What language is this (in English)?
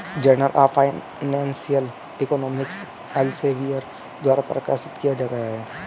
Hindi